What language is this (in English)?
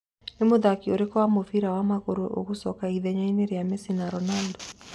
Kikuyu